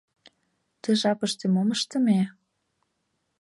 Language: Mari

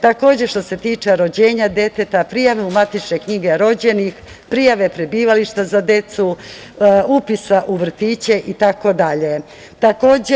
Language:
Serbian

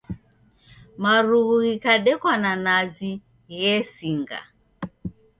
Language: Taita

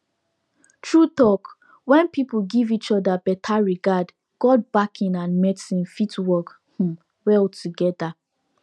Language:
Nigerian Pidgin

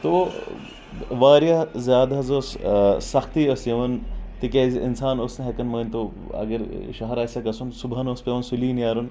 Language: Kashmiri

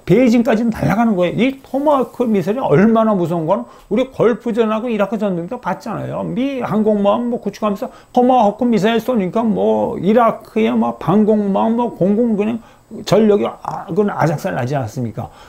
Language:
Korean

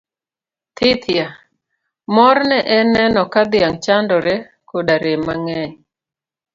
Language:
Luo (Kenya and Tanzania)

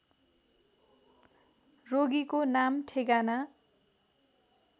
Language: Nepali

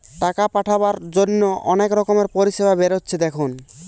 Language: Bangla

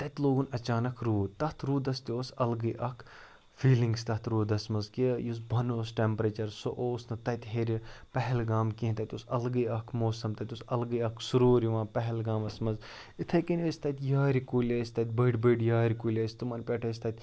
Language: Kashmiri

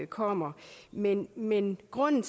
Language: Danish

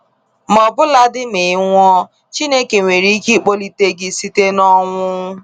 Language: Igbo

